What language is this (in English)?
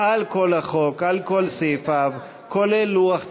Hebrew